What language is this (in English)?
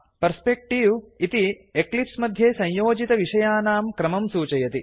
Sanskrit